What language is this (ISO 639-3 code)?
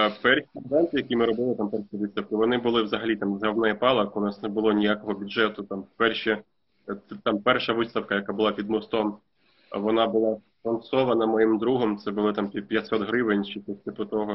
ukr